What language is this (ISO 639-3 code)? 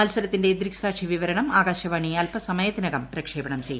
mal